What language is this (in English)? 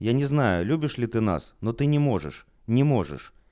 Russian